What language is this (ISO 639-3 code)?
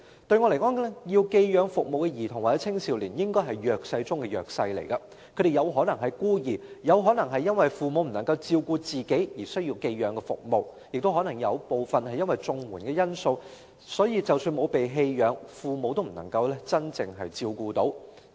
yue